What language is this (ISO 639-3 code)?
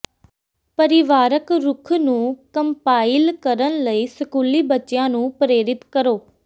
pan